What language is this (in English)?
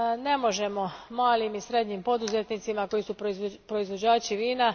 Croatian